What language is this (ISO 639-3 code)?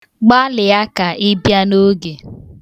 ibo